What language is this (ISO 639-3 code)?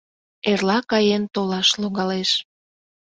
chm